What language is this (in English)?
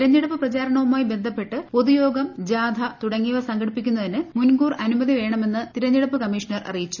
Malayalam